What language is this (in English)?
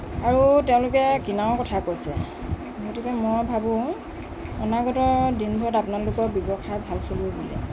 Assamese